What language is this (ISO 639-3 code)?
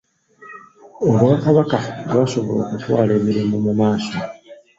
lug